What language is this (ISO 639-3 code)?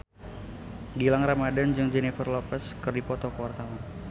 sun